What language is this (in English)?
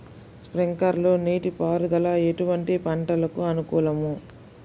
Telugu